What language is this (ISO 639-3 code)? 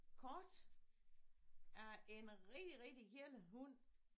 dan